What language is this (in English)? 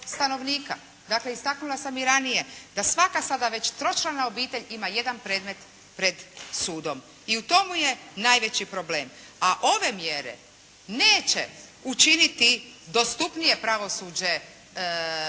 Croatian